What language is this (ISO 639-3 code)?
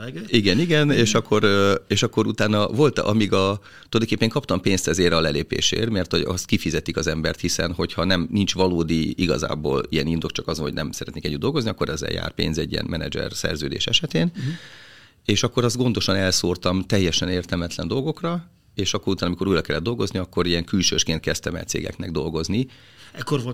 hun